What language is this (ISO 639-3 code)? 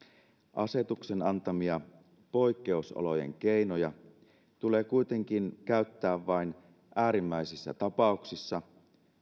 fin